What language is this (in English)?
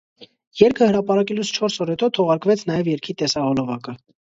Armenian